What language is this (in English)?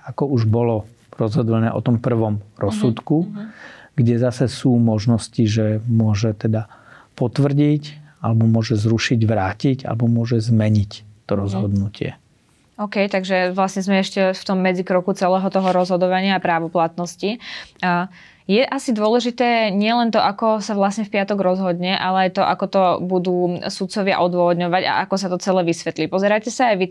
Slovak